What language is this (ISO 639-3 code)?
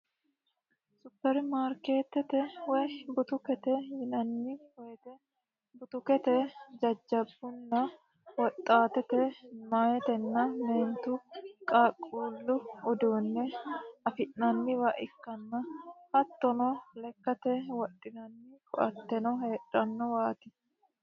sid